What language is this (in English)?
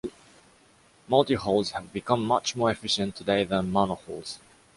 English